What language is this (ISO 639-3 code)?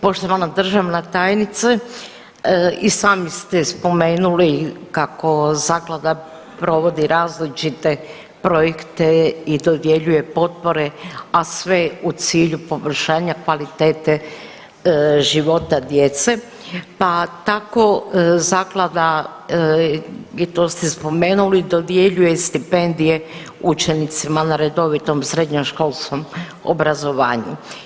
hrv